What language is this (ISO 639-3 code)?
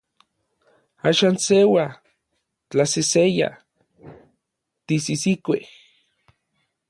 nlv